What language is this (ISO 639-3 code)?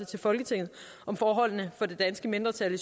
dan